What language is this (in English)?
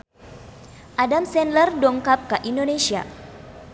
Sundanese